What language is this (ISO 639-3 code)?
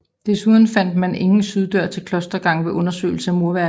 dan